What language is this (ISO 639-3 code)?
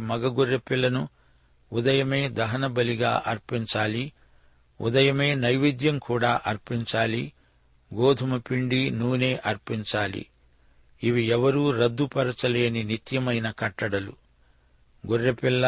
tel